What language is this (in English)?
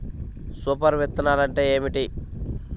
Telugu